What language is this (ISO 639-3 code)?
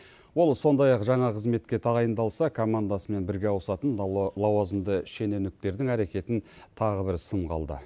kaz